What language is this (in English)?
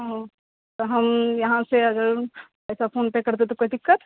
Maithili